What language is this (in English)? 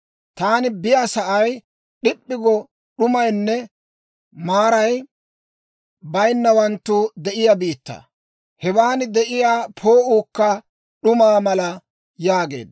Dawro